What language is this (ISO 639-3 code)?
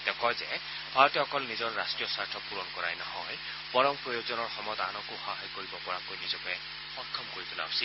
asm